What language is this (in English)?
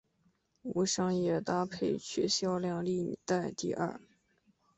Chinese